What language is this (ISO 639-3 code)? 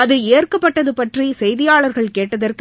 tam